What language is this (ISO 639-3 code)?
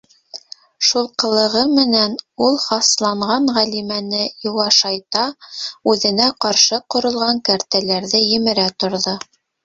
bak